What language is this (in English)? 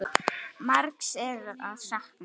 Icelandic